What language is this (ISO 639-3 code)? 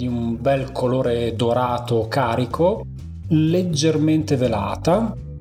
ita